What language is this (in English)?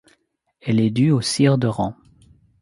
French